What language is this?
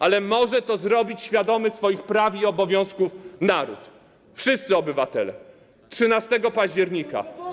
Polish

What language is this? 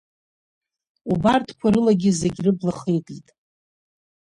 Abkhazian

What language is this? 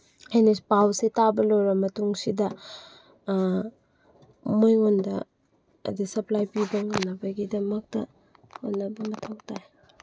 Manipuri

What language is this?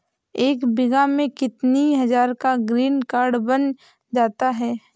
Hindi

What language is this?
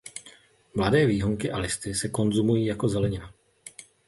Czech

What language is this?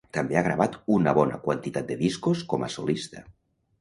Catalan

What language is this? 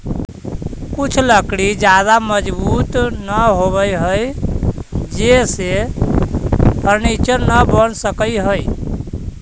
Magahi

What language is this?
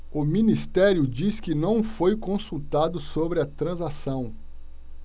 Portuguese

